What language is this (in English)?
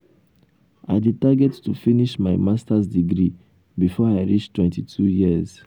Nigerian Pidgin